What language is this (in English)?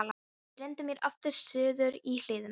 Icelandic